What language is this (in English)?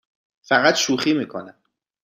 Persian